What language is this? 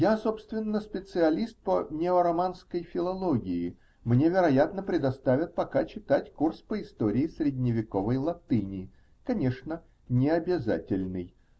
Russian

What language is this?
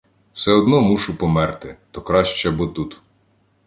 Ukrainian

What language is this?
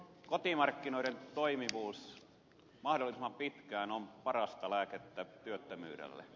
Finnish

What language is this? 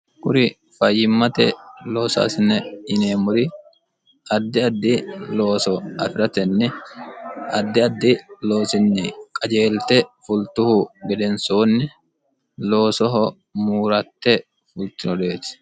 Sidamo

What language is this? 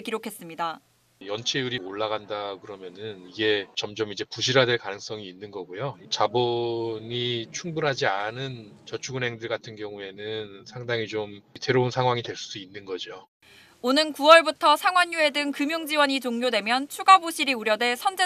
Korean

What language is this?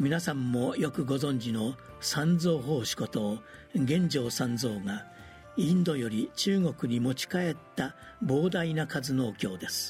Japanese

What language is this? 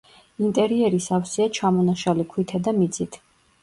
Georgian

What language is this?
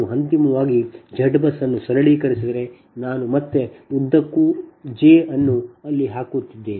Kannada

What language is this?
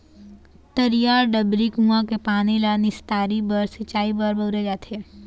Chhattisgarhi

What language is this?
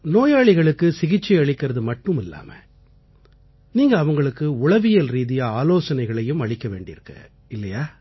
Tamil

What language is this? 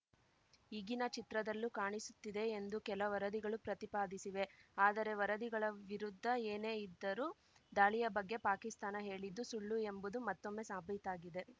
Kannada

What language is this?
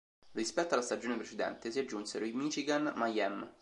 Italian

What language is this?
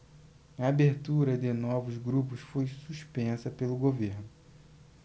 Portuguese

